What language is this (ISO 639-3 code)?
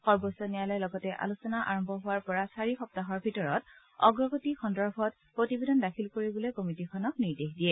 asm